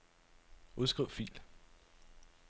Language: Danish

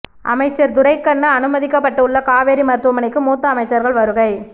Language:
Tamil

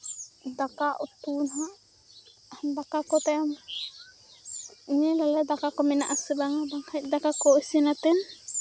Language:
Santali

